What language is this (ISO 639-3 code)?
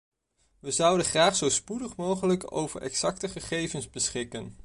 nld